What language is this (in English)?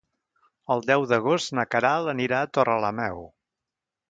Catalan